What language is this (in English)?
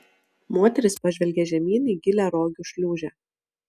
Lithuanian